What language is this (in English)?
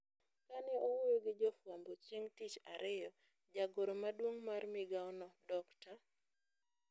Luo (Kenya and Tanzania)